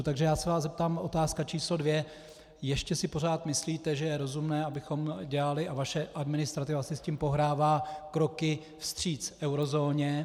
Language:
Czech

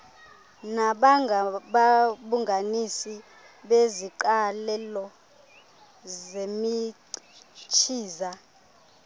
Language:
Xhosa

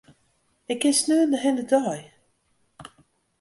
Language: Western Frisian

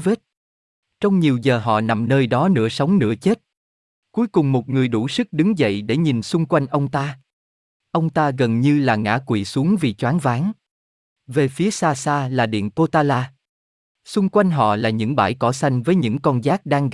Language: Vietnamese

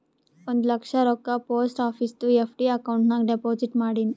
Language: Kannada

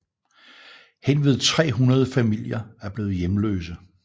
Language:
Danish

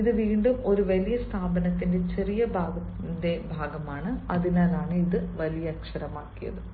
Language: Malayalam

